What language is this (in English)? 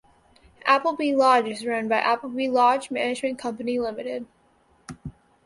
English